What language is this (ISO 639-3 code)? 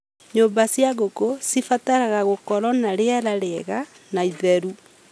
kik